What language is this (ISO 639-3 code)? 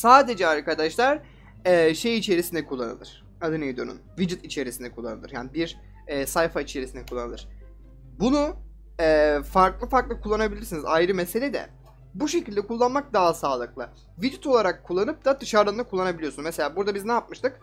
tur